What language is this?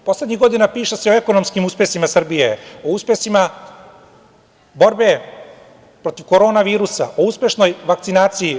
Serbian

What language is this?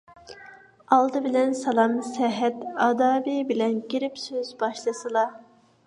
Uyghur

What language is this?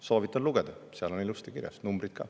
Estonian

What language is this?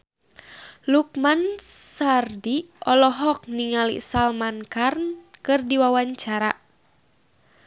Sundanese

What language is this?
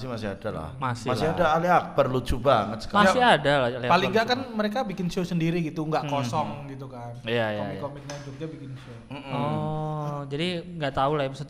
Indonesian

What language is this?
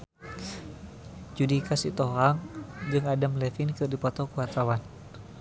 Sundanese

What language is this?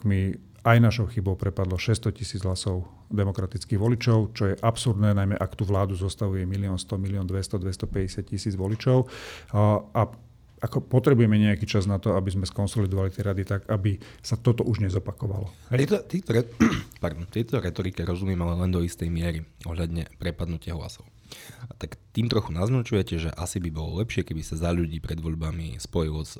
Slovak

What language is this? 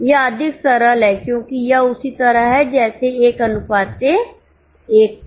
Hindi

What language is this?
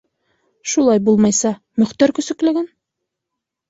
Bashkir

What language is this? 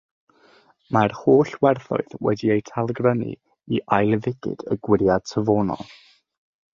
Welsh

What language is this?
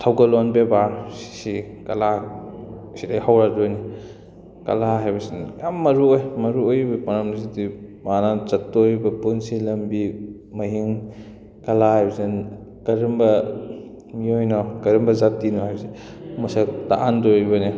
Manipuri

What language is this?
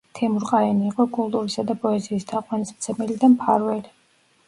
Georgian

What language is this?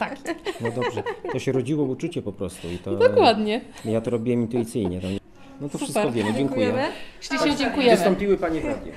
Polish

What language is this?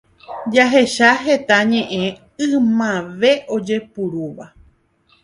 Guarani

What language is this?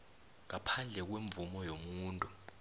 South Ndebele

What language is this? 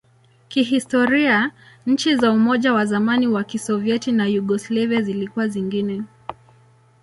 Swahili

